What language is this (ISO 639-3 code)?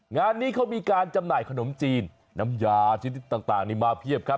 tha